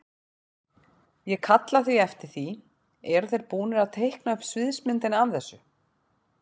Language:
Icelandic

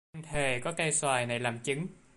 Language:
Vietnamese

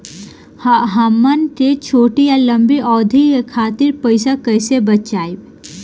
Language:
Bhojpuri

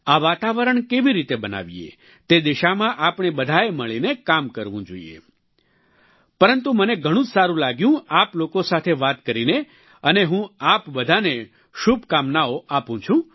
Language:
Gujarati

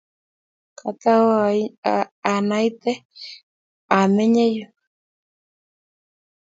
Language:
Kalenjin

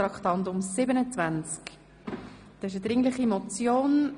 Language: Swiss German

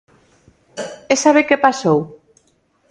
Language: Galician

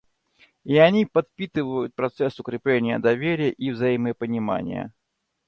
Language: Russian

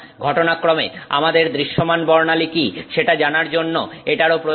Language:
Bangla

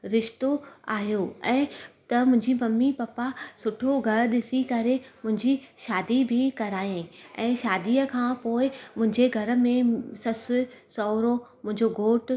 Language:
Sindhi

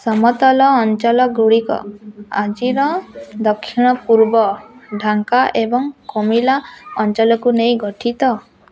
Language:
Odia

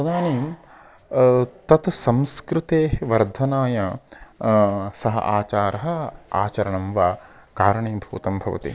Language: Sanskrit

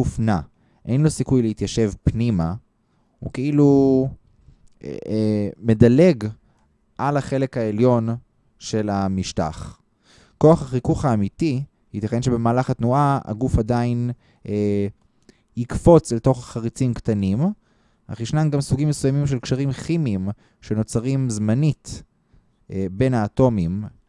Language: Hebrew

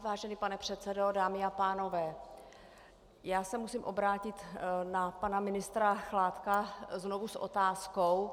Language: Czech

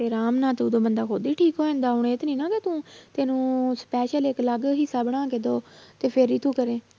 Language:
Punjabi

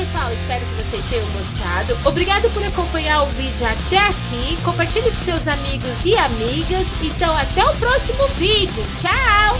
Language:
Portuguese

